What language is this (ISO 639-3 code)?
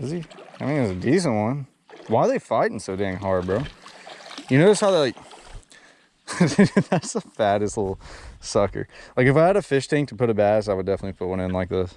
eng